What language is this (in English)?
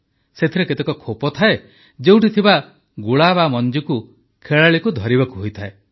Odia